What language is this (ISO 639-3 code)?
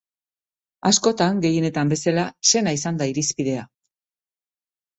eus